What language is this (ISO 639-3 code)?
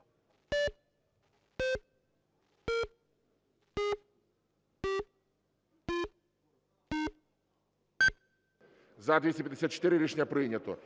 ukr